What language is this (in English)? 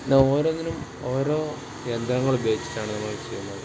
Malayalam